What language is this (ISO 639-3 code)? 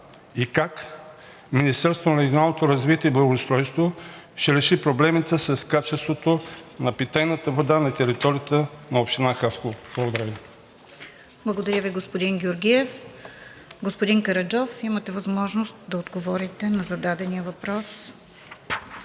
bul